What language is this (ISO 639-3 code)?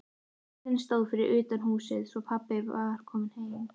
isl